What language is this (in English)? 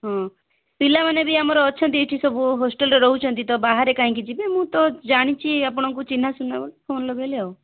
Odia